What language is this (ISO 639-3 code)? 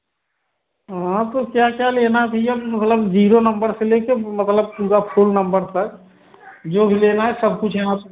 hin